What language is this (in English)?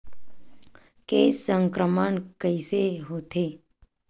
Chhattisgarhi